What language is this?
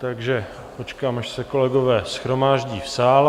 Czech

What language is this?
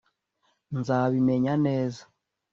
Kinyarwanda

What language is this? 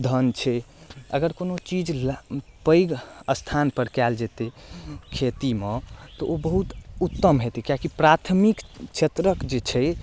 Maithili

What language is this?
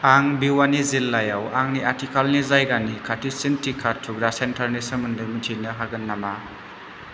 Bodo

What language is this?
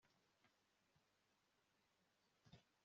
Kinyarwanda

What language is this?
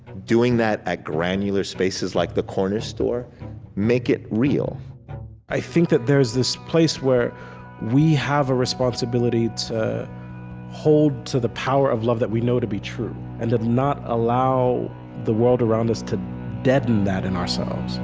English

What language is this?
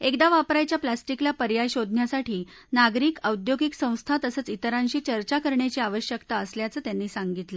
Marathi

